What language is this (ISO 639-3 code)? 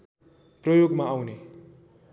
nep